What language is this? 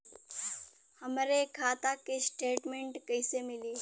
Bhojpuri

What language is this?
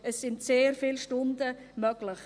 Swiss German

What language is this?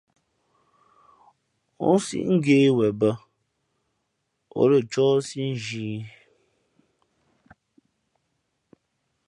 Fe'fe'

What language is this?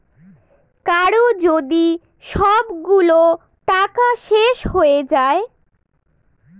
Bangla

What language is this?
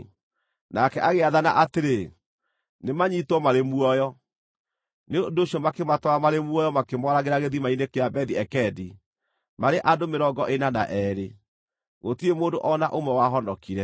Kikuyu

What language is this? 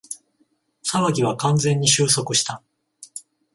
Japanese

